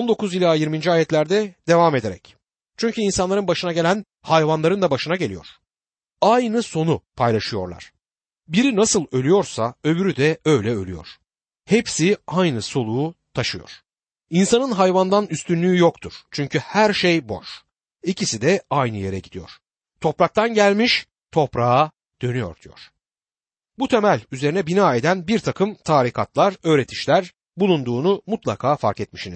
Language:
Turkish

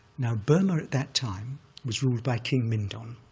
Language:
English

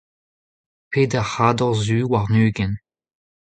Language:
Breton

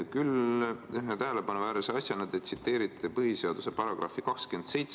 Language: Estonian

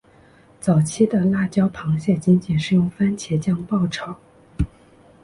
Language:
Chinese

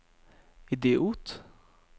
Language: Norwegian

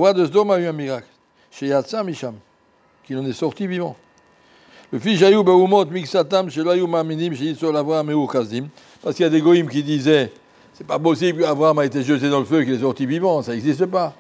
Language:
French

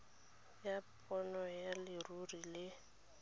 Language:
Tswana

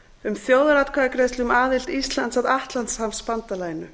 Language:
Icelandic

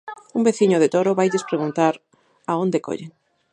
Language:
Galician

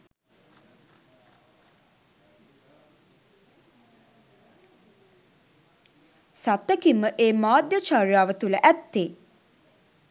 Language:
Sinhala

